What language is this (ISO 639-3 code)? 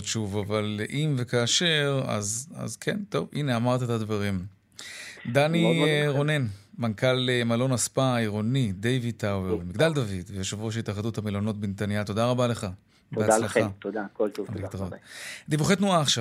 heb